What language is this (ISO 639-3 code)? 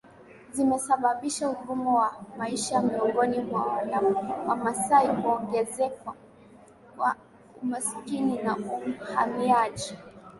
swa